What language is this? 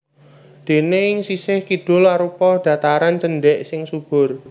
Javanese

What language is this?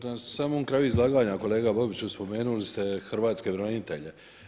Croatian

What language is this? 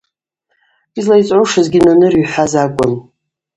Abaza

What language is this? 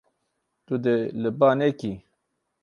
Kurdish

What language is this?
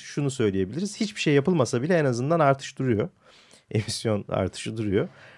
Turkish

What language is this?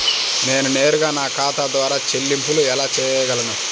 Telugu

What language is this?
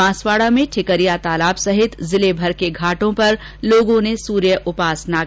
Hindi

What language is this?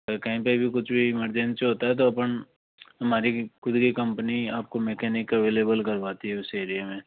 Hindi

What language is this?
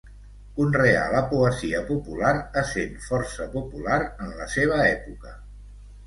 Catalan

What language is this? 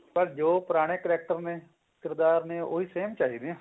Punjabi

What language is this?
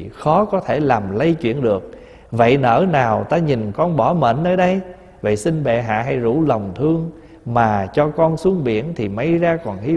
Vietnamese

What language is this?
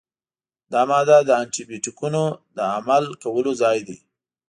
Pashto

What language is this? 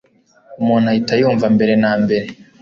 Kinyarwanda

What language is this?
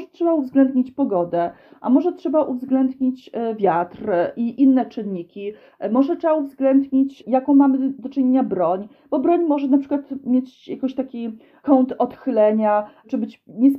Polish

